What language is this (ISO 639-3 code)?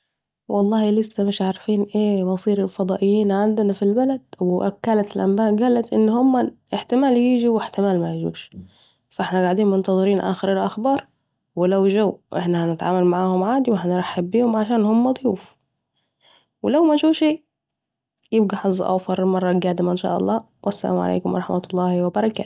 aec